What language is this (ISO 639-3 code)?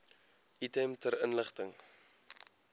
afr